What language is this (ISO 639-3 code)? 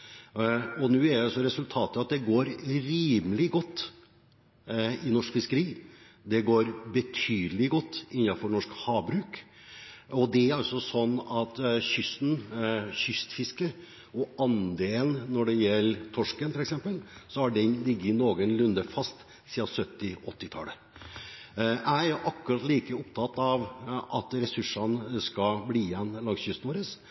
nob